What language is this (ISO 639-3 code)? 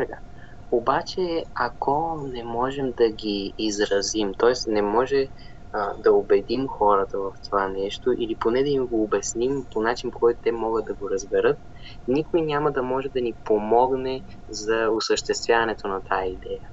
bul